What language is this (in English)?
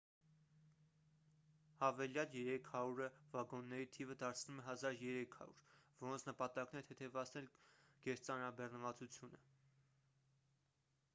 Armenian